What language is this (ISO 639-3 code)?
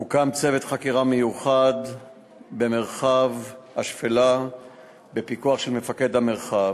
heb